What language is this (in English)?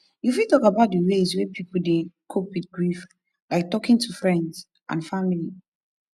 Nigerian Pidgin